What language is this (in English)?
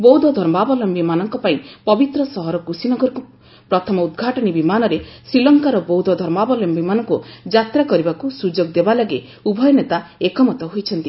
Odia